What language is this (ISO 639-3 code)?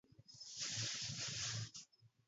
ara